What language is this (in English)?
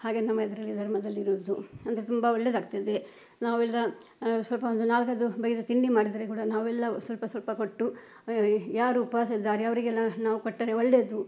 Kannada